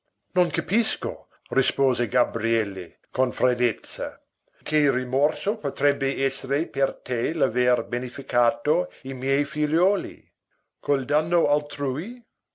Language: Italian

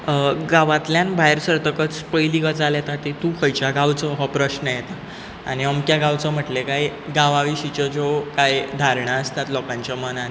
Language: Konkani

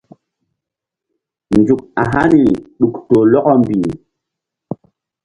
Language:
Mbum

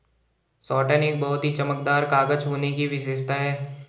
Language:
Hindi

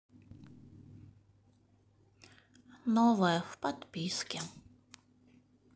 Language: Russian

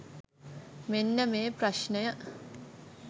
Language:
Sinhala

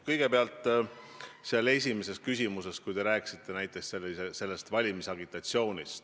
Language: Estonian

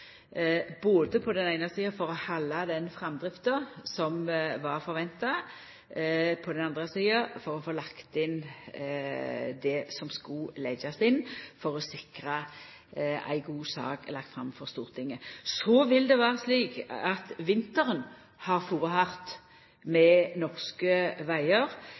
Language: Norwegian Nynorsk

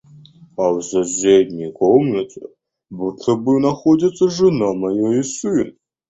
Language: Russian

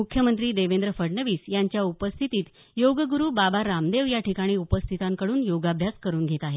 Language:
Marathi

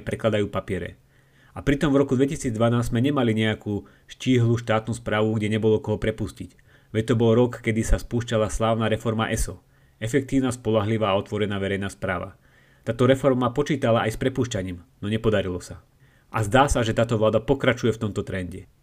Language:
Slovak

